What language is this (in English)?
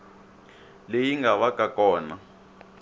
Tsonga